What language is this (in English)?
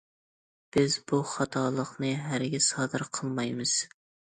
Uyghur